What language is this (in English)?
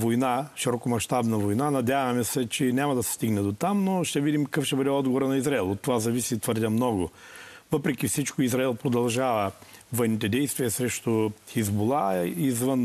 Bulgarian